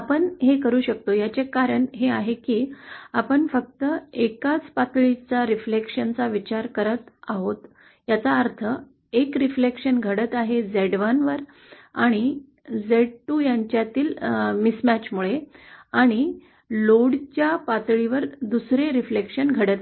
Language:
Marathi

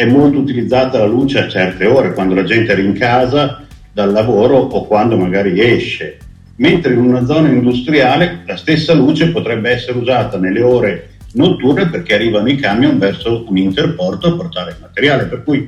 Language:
Italian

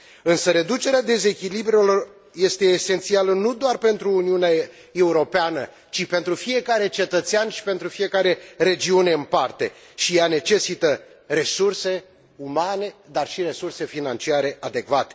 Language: Romanian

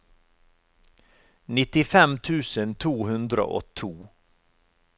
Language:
Norwegian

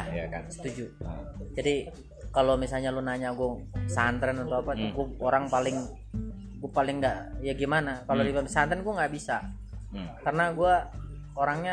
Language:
Indonesian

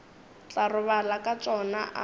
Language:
Northern Sotho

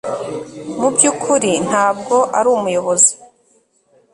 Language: Kinyarwanda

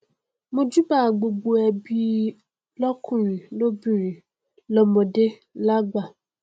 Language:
Yoruba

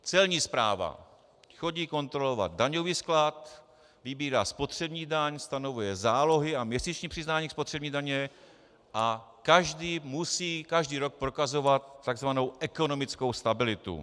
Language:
Czech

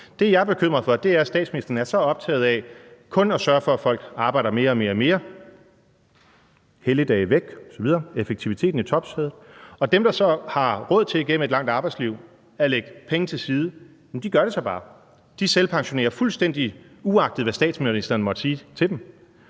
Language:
Danish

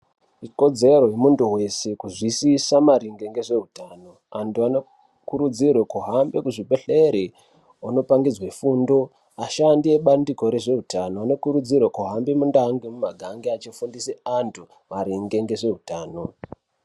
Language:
Ndau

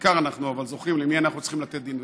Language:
Hebrew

